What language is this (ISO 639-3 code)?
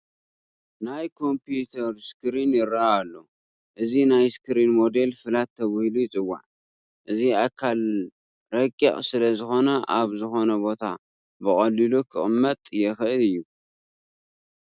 tir